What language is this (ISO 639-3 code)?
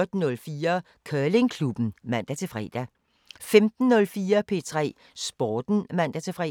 dan